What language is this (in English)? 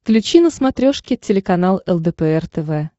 Russian